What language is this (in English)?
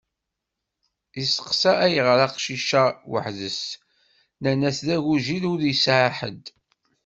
Kabyle